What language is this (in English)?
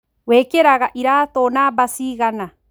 Kikuyu